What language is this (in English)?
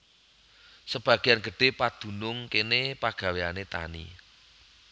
Javanese